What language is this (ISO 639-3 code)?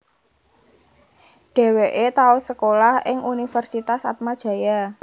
jav